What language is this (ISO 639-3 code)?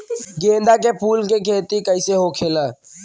bho